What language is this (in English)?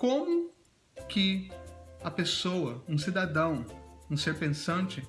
Portuguese